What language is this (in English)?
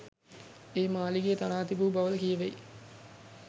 Sinhala